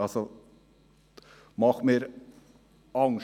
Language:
Swiss German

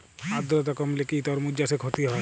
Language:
Bangla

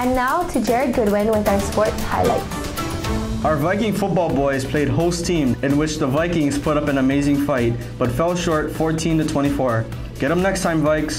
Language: English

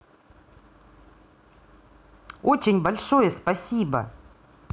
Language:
Russian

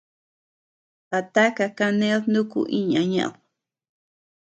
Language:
Tepeuxila Cuicatec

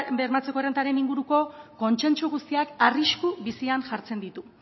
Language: Basque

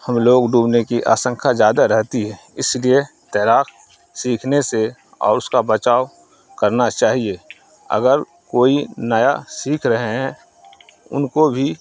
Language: Urdu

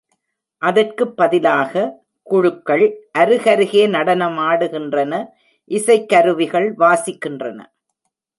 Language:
Tamil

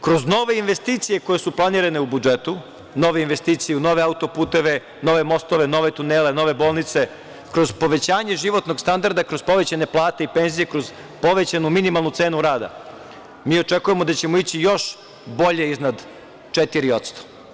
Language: Serbian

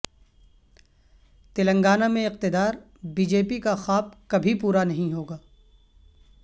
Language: Urdu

